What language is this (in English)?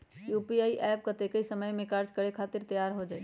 Magahi